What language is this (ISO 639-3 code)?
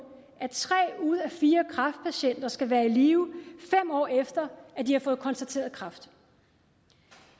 dan